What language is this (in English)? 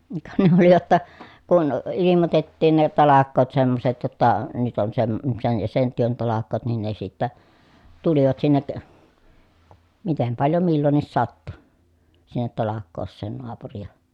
Finnish